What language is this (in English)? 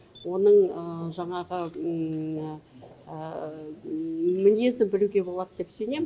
Kazakh